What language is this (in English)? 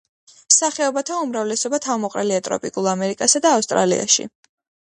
Georgian